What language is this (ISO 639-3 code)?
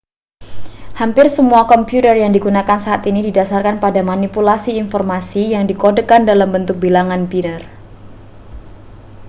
ind